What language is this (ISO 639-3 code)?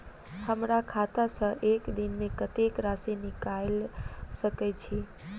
mai